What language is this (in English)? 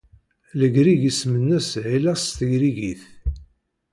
Kabyle